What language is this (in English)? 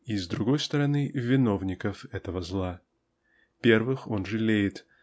Russian